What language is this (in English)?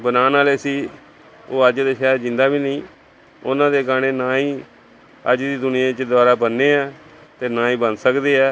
Punjabi